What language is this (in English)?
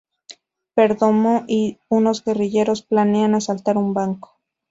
Spanish